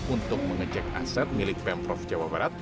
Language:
Indonesian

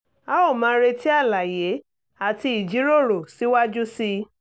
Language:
Yoruba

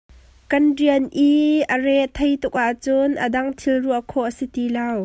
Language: Hakha Chin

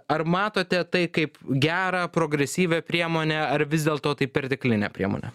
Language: Lithuanian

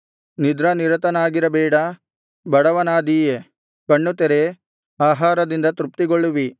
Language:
Kannada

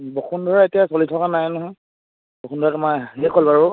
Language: Assamese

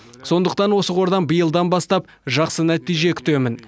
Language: Kazakh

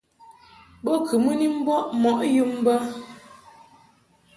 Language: Mungaka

